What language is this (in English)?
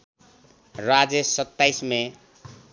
Nepali